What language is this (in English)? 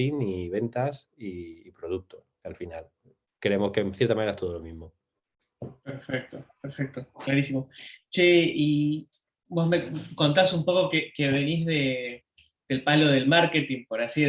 Spanish